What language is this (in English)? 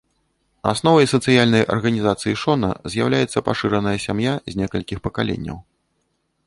Belarusian